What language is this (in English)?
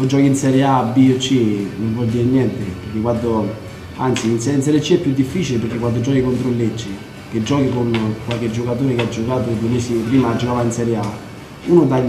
Italian